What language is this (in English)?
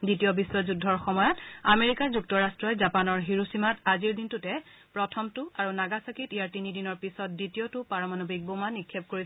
Assamese